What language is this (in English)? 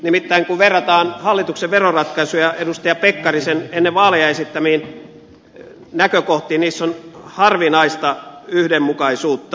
Finnish